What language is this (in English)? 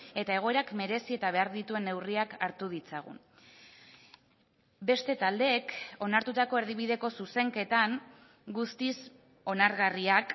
Basque